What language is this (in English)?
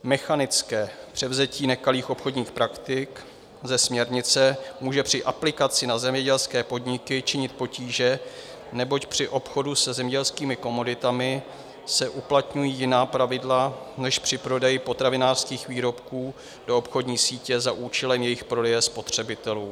Czech